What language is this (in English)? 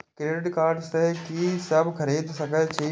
Maithili